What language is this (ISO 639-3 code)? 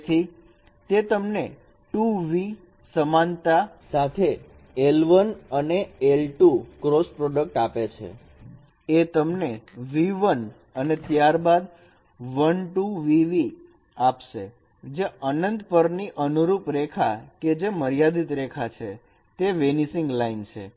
guj